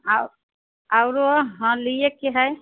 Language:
Maithili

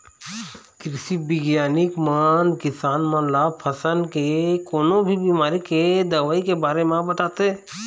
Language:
Chhattisgarhi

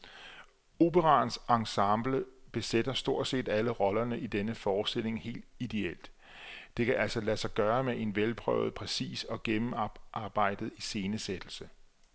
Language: Danish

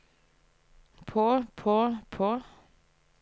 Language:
Norwegian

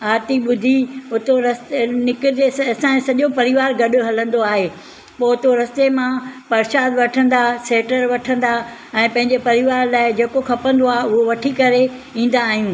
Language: Sindhi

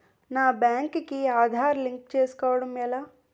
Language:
Telugu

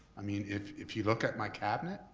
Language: English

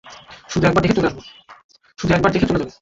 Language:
Bangla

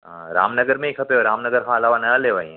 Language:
Sindhi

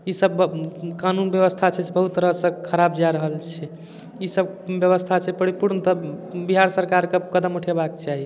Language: Maithili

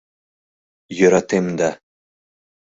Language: Mari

